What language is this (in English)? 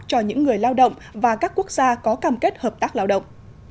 Vietnamese